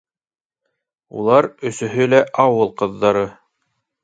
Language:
Bashkir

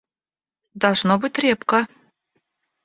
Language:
Russian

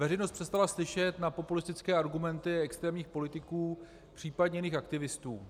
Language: Czech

